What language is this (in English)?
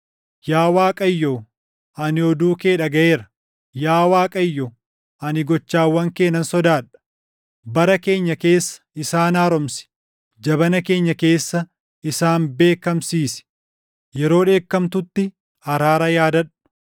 Oromo